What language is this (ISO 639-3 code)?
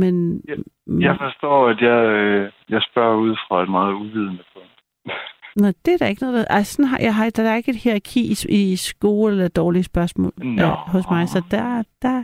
dan